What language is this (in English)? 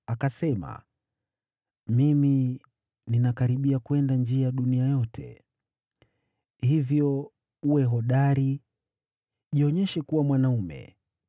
Swahili